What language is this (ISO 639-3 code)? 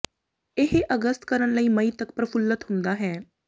pan